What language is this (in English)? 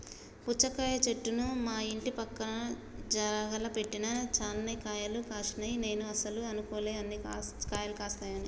Telugu